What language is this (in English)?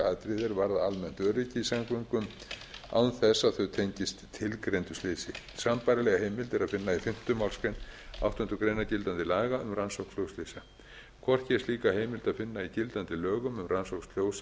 Icelandic